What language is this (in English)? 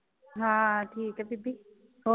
Punjabi